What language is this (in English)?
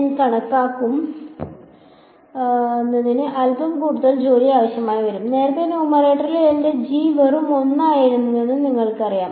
Malayalam